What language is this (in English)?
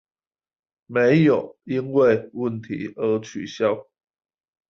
Chinese